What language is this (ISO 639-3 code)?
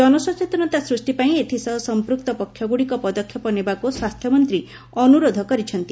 ori